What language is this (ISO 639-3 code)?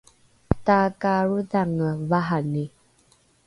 dru